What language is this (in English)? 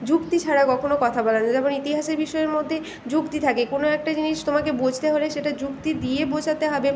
Bangla